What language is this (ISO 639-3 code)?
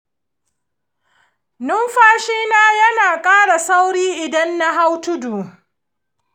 hau